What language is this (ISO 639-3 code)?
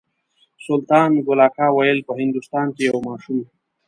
pus